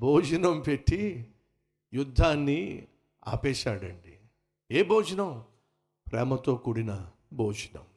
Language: Telugu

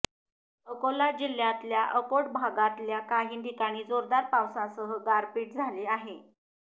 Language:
Marathi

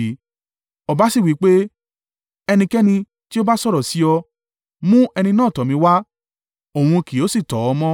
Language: Yoruba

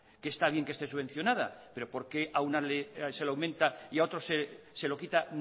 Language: Spanish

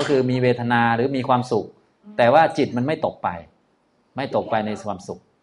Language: Thai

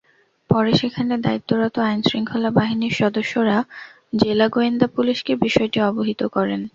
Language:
Bangla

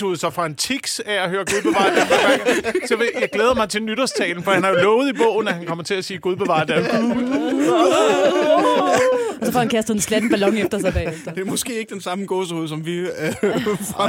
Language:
Danish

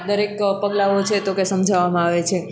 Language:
Gujarati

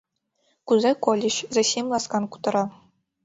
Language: Mari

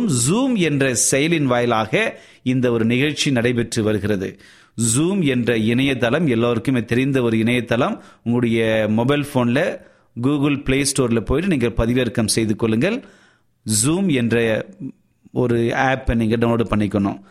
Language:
Tamil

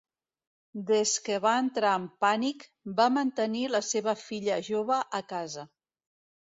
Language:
Catalan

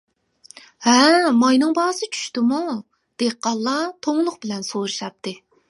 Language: Uyghur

